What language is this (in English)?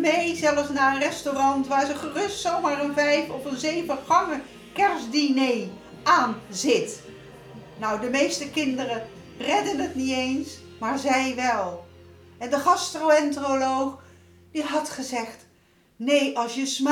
Dutch